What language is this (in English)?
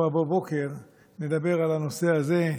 Hebrew